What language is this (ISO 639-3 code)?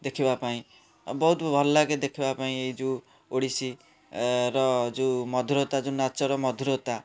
ori